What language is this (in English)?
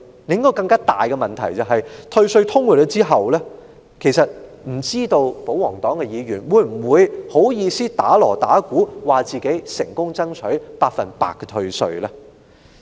Cantonese